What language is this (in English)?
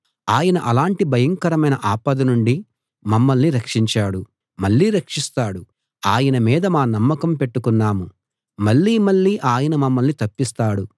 Telugu